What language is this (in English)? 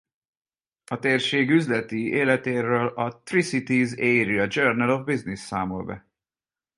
Hungarian